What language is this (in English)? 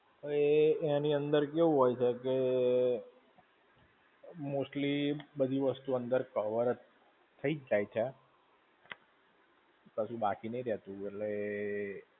Gujarati